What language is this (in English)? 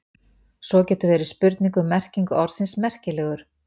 Icelandic